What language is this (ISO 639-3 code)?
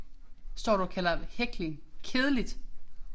dan